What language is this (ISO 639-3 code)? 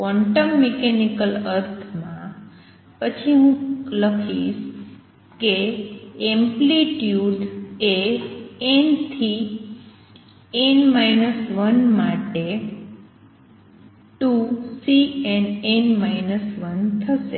guj